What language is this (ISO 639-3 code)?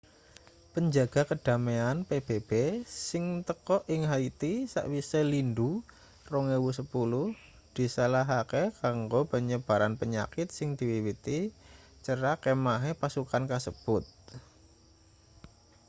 jav